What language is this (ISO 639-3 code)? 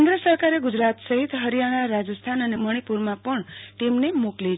guj